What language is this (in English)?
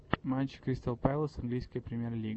Russian